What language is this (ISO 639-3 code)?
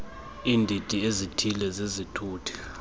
xho